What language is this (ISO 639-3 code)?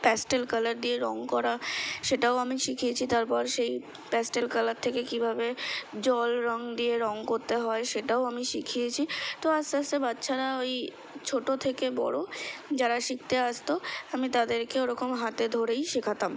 ben